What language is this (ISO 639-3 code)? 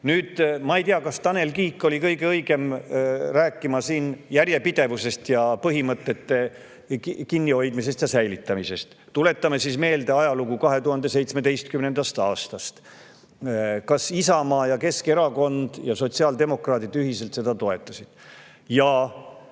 est